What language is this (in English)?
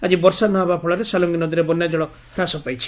Odia